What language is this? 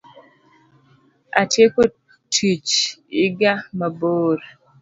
Luo (Kenya and Tanzania)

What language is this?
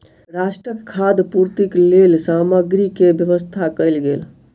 Maithili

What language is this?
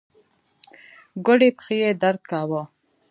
Pashto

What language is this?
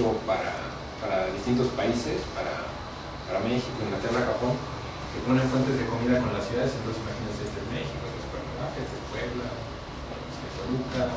Spanish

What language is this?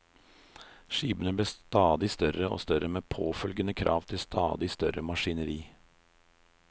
Norwegian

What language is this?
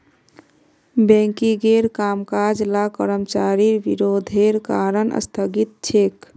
Magahi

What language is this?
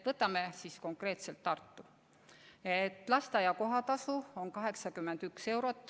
Estonian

